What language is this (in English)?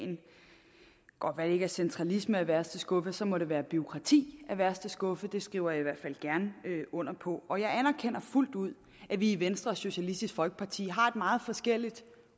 Danish